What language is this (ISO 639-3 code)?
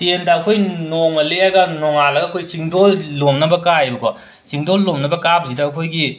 mni